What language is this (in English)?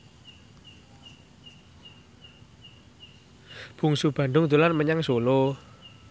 Javanese